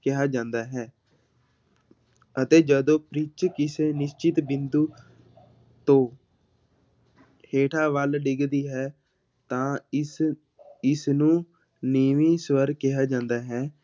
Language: Punjabi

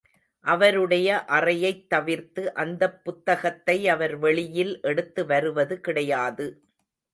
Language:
Tamil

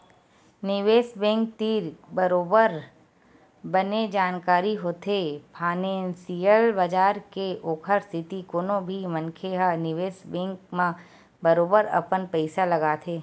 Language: Chhattisgarhi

